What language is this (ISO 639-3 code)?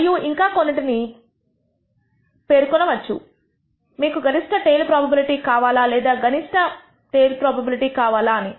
tel